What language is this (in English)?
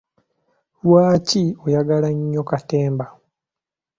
Ganda